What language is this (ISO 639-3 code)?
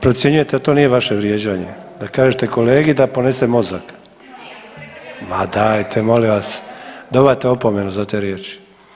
hrv